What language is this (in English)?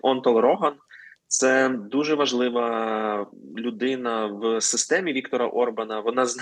Ukrainian